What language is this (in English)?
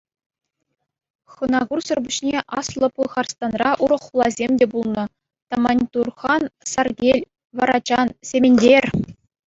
Chuvash